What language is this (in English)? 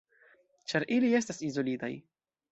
Esperanto